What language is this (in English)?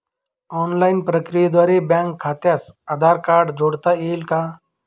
Marathi